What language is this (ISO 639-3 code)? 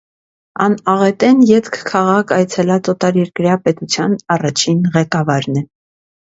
hye